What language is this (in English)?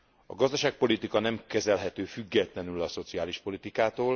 Hungarian